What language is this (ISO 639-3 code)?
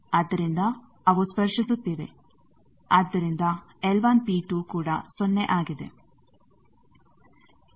kan